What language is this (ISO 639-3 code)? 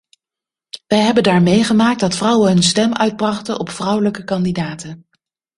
nld